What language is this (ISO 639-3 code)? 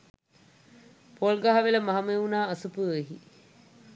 sin